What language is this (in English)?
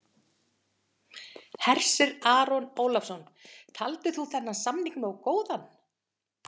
Icelandic